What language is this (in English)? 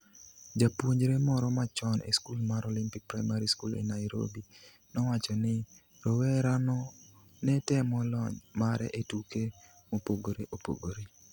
Luo (Kenya and Tanzania)